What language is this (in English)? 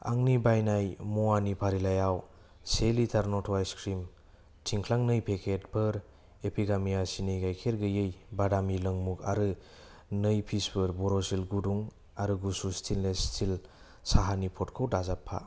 Bodo